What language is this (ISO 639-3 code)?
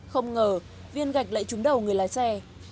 vie